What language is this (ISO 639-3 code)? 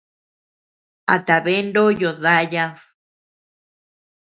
cux